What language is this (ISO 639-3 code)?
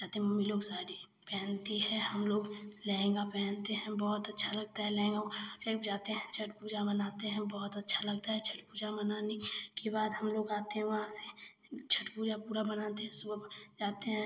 hin